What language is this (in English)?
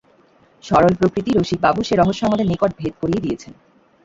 Bangla